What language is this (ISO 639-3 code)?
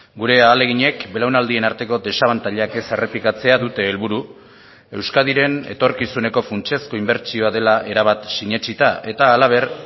eus